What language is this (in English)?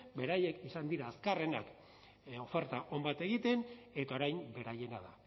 Basque